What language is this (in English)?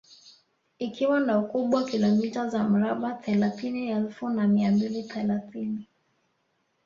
Swahili